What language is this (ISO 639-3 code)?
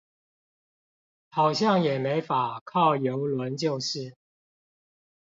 zho